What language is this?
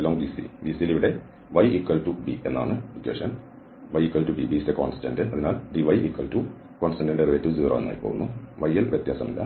Malayalam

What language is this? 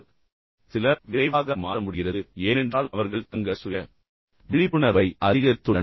Tamil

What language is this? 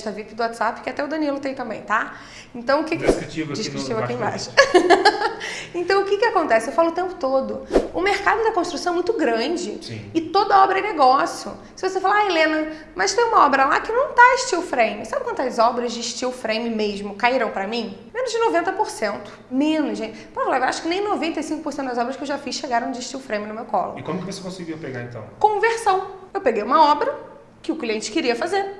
Portuguese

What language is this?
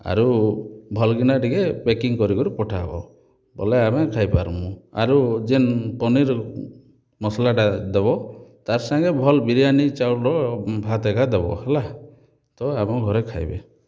Odia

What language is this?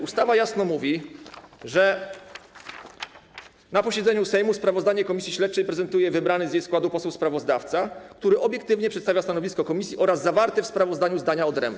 Polish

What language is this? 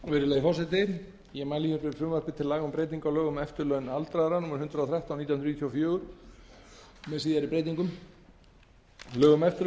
Icelandic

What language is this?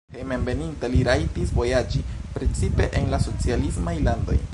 Esperanto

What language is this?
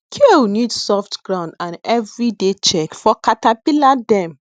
Nigerian Pidgin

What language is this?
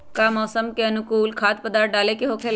Magahi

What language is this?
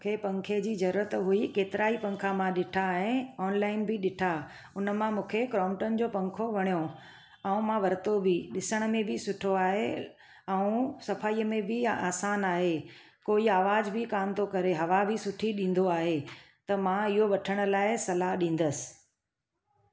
Sindhi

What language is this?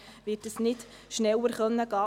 Swiss German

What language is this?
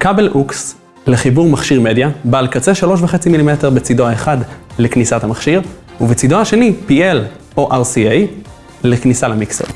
Hebrew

